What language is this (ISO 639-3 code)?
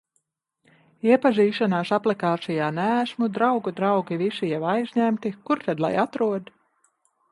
lav